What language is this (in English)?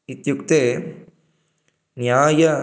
Sanskrit